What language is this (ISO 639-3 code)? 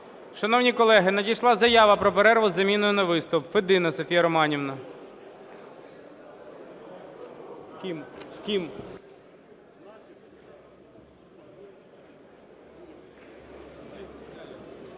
ukr